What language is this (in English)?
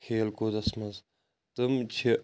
Kashmiri